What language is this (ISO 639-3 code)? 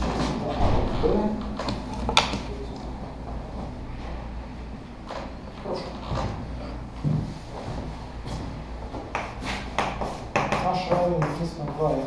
rus